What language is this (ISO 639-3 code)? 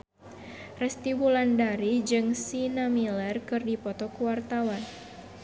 sun